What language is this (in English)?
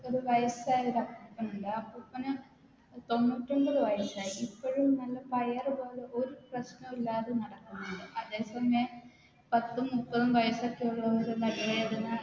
Malayalam